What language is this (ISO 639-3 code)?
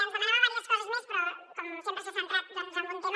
cat